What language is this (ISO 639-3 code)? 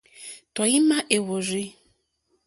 bri